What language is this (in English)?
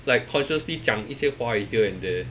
English